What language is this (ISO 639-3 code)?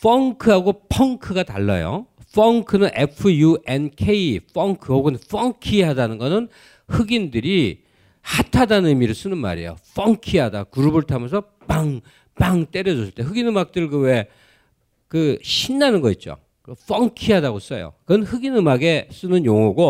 kor